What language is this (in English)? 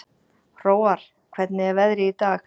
Icelandic